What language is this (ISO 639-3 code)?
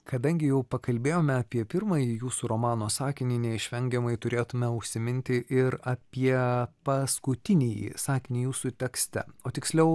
lit